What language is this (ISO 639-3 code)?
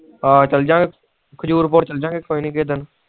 pan